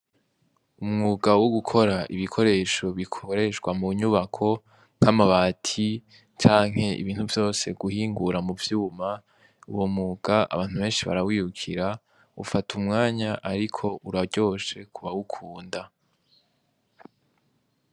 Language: Rundi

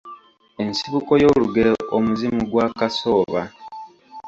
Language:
Ganda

